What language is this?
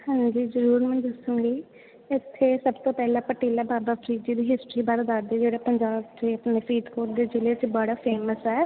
Punjabi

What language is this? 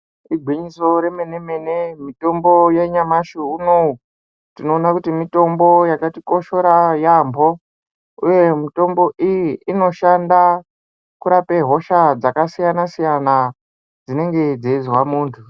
Ndau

